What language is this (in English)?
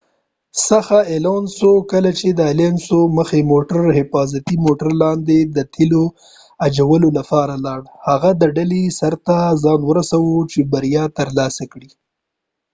Pashto